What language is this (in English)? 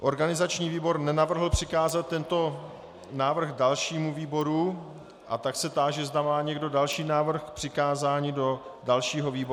Czech